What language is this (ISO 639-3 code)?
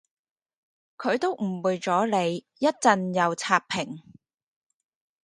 yue